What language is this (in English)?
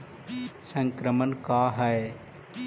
Magahi